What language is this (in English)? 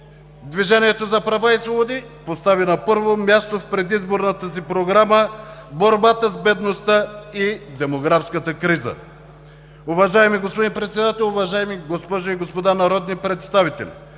Bulgarian